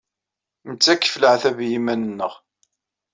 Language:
Kabyle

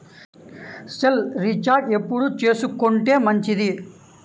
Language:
Telugu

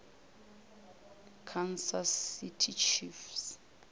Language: Northern Sotho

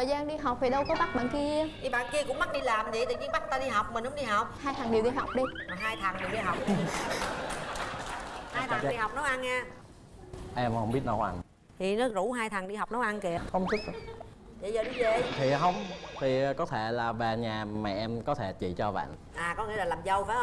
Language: Vietnamese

